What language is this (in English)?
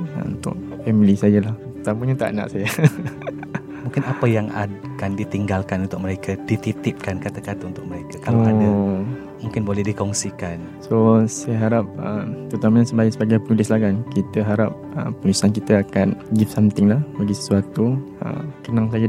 Malay